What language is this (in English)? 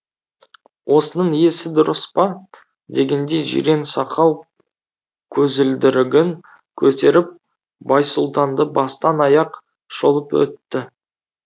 Kazakh